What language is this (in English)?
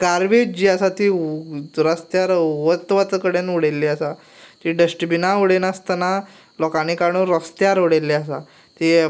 Konkani